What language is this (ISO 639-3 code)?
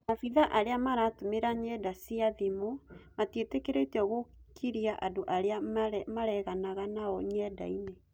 kik